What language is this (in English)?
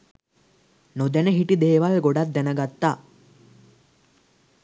Sinhala